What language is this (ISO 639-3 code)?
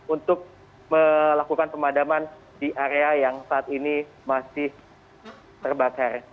ind